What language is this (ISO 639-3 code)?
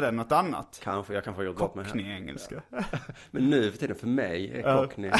swe